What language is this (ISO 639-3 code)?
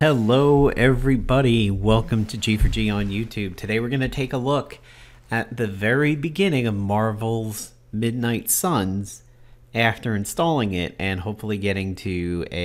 eng